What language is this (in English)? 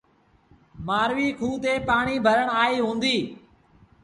Sindhi Bhil